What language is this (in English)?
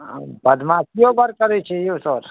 Maithili